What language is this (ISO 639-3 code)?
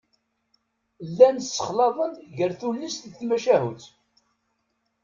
kab